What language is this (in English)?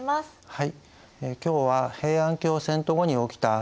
Japanese